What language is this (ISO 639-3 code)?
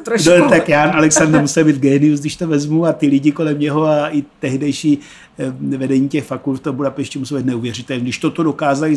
ces